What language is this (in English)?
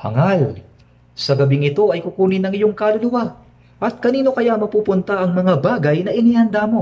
Filipino